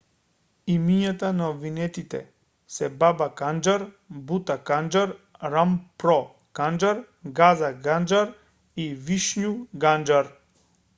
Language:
Macedonian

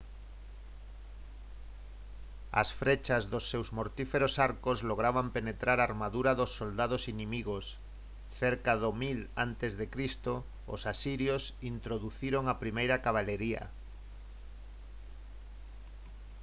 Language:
Galician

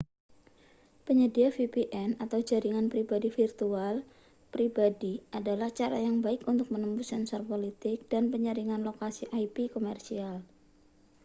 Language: Indonesian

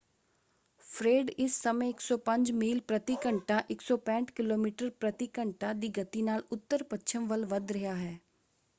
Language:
Punjabi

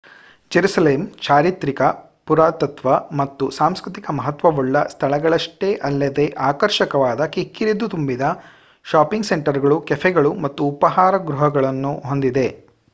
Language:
Kannada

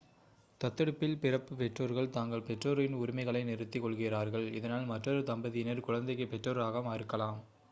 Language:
Tamil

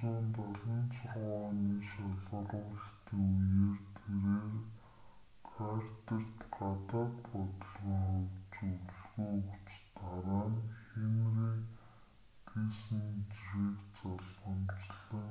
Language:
Mongolian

